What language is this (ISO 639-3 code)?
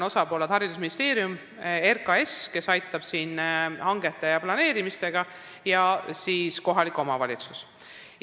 est